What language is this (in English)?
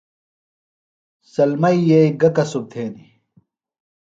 Phalura